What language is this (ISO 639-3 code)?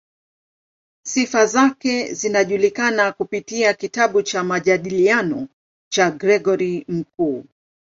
swa